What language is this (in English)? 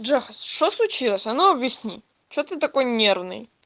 Russian